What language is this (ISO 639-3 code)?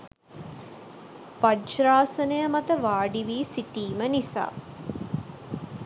sin